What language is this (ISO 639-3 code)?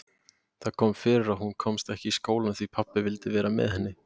isl